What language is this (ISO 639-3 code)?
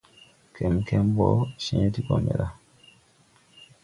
tui